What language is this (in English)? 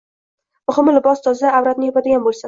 Uzbek